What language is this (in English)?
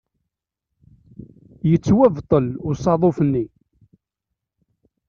Kabyle